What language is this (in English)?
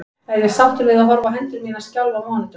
Icelandic